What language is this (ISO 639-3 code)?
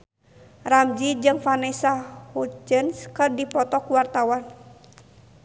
sun